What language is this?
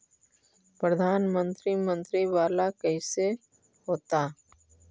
Magahi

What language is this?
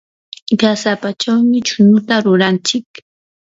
Yanahuanca Pasco Quechua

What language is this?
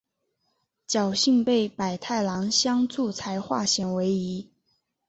Chinese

